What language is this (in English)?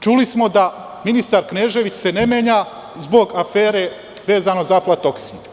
Serbian